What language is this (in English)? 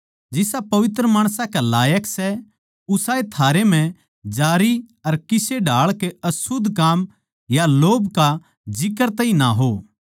Haryanvi